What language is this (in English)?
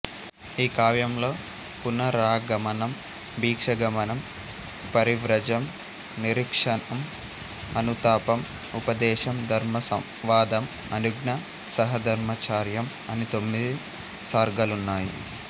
Telugu